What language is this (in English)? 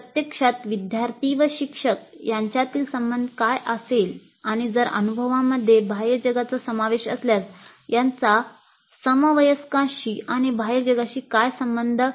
Marathi